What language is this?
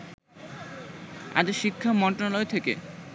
Bangla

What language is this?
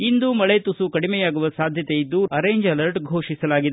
Kannada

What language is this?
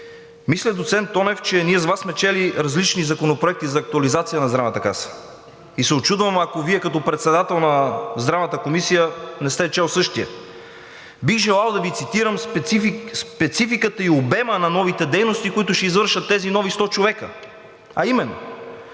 Bulgarian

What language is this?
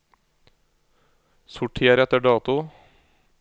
Norwegian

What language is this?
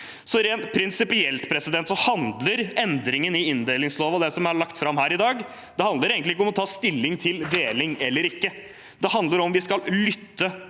Norwegian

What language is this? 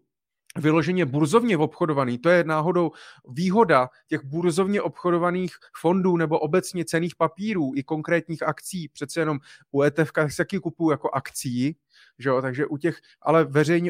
Czech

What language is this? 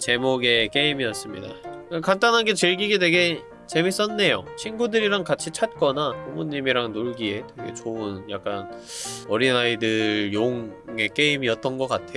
Korean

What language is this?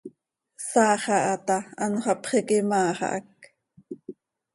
Seri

